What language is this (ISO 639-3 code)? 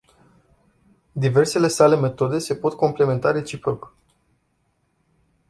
ron